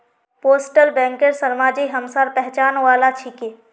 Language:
Magahi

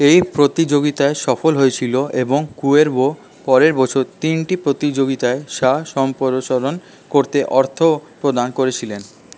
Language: Bangla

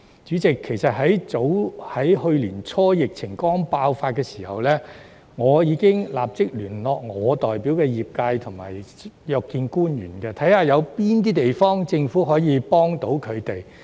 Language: Cantonese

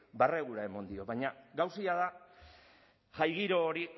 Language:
Basque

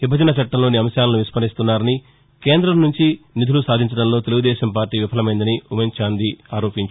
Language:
Telugu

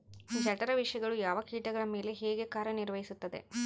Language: Kannada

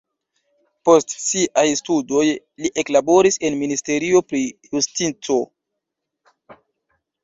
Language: Esperanto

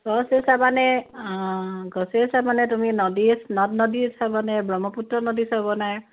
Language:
Assamese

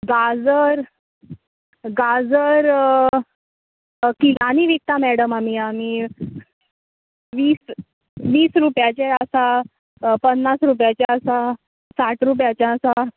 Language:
Konkani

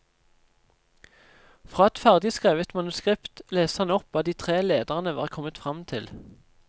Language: Norwegian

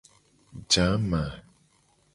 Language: Gen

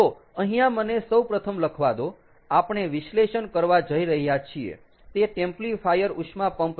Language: Gujarati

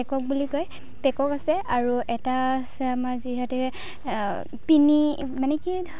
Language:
Assamese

